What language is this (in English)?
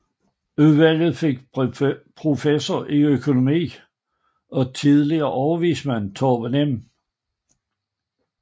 Danish